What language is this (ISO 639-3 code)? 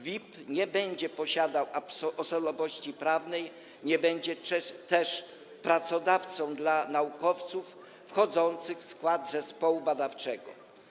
pol